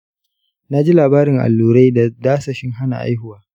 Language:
Hausa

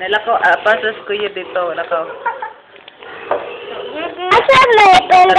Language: Arabic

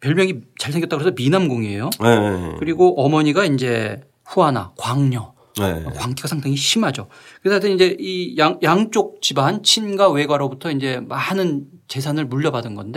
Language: Korean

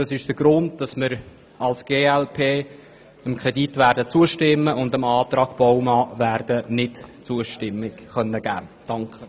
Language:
Swiss German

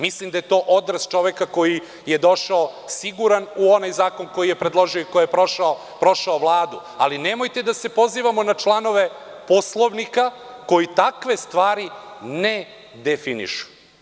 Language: Serbian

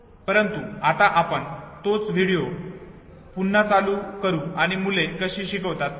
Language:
Marathi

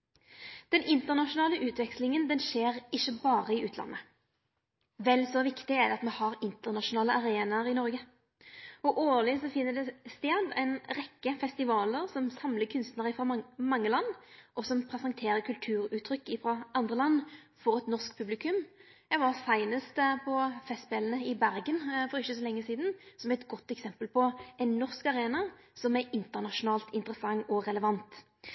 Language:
Norwegian Nynorsk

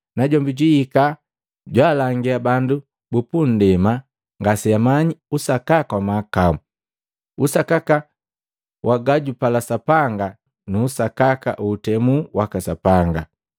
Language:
Matengo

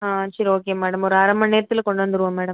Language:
Tamil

